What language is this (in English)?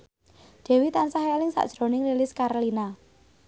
Javanese